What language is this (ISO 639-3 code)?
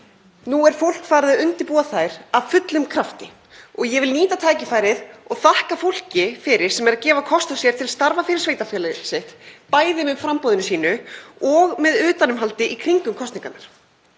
isl